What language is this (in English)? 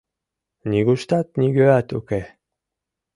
Mari